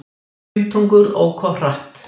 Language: Icelandic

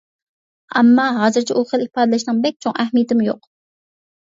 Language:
Uyghur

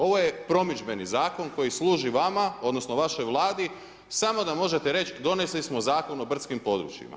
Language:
Croatian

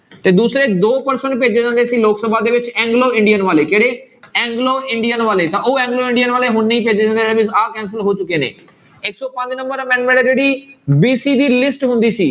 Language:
Punjabi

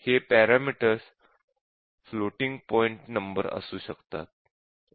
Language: Marathi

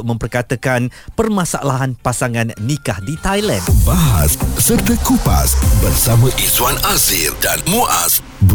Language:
Malay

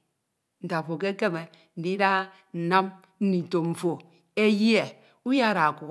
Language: Ito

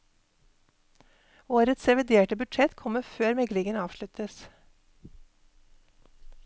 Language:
Norwegian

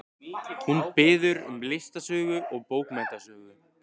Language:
Icelandic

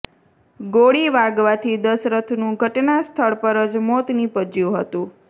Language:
Gujarati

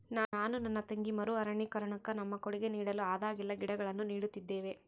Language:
Kannada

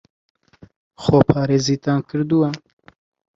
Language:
Central Kurdish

